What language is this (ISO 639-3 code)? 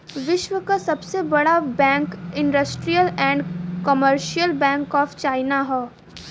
bho